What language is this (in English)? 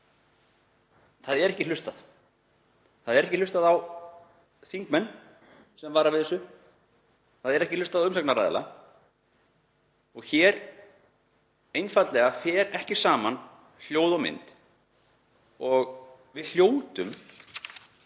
Icelandic